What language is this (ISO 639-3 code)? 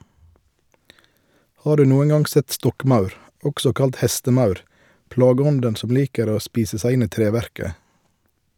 nor